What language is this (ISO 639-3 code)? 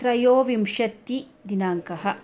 san